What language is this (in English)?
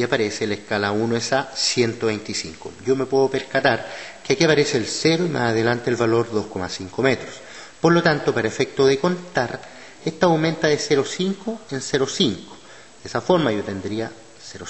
Spanish